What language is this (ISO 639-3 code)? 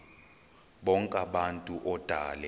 xho